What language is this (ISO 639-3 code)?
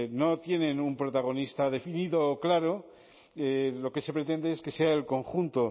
spa